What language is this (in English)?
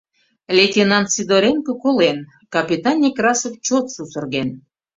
Mari